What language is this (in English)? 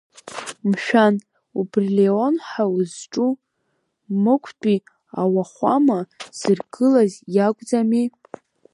Abkhazian